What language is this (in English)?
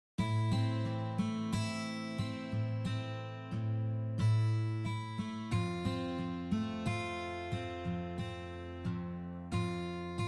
Indonesian